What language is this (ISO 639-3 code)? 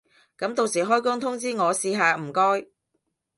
yue